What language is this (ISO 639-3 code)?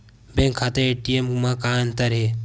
hne